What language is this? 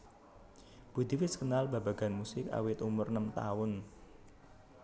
Javanese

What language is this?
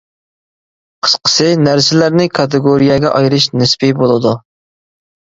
Uyghur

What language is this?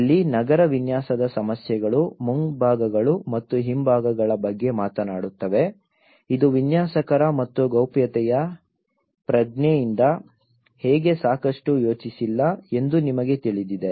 Kannada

